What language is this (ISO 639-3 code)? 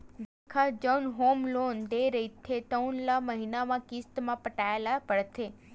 hne